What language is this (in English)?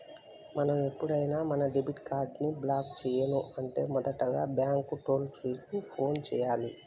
Telugu